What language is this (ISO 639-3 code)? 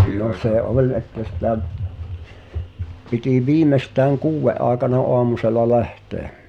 fin